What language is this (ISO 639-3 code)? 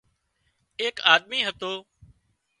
kxp